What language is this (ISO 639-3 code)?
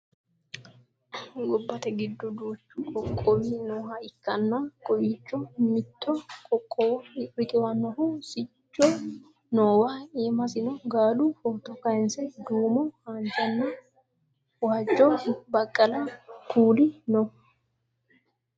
sid